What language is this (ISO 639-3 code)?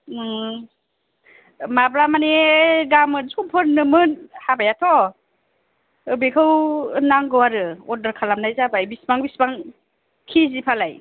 brx